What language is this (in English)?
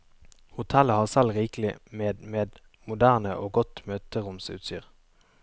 Norwegian